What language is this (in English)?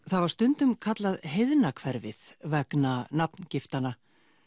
Icelandic